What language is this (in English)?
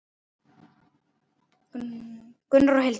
Icelandic